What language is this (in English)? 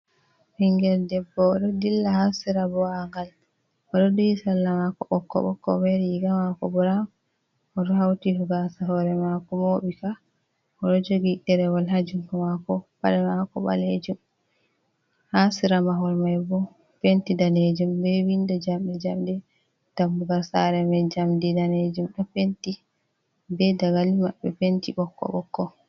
Fula